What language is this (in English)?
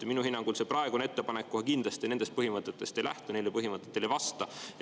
Estonian